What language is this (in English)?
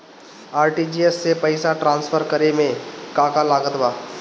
Bhojpuri